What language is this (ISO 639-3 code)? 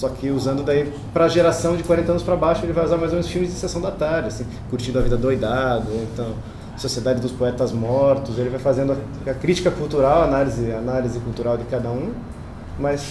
por